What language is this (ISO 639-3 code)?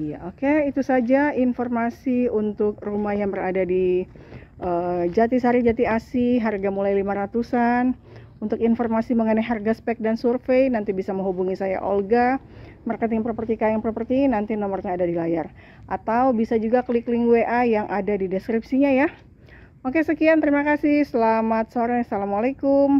ind